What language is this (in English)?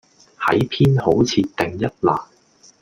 Cantonese